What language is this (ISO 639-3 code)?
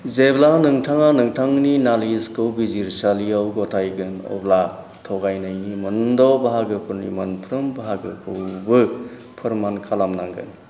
brx